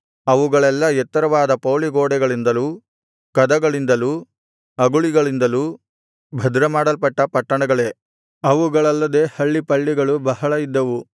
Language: Kannada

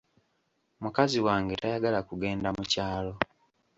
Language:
Ganda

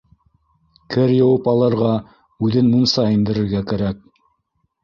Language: Bashkir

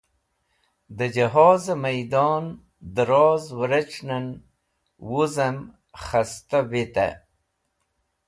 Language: Wakhi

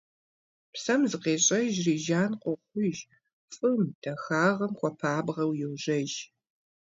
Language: Kabardian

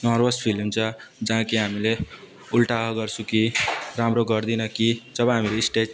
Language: Nepali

